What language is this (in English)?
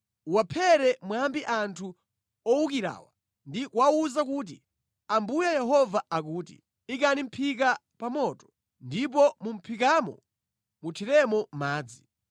Nyanja